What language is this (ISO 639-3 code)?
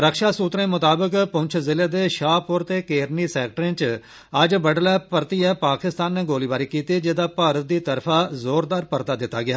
doi